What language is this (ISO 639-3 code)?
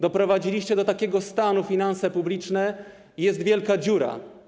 pol